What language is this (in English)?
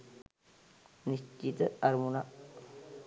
Sinhala